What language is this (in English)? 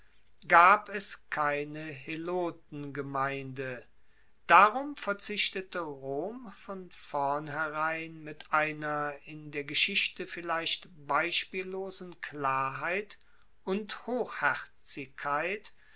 German